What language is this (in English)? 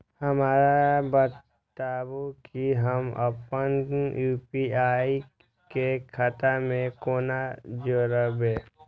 Maithili